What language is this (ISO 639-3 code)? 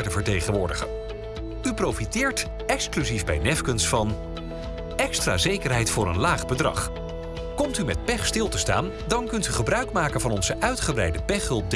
nld